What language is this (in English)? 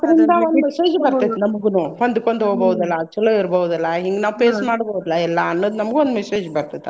Kannada